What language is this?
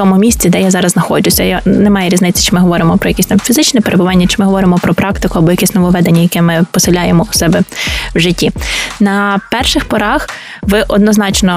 Ukrainian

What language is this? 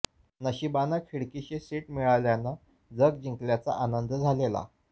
Marathi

